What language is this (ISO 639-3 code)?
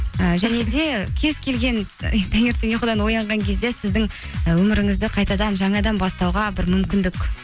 kaz